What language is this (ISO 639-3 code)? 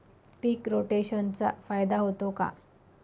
mar